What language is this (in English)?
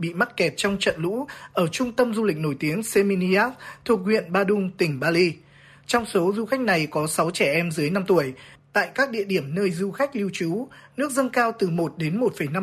Vietnamese